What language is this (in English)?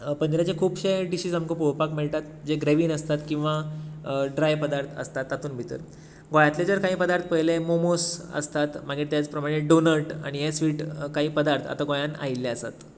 Konkani